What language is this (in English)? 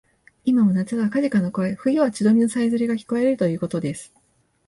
Japanese